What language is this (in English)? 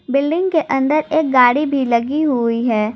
Hindi